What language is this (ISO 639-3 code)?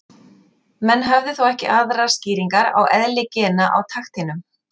isl